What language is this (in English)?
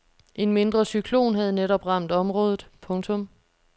Danish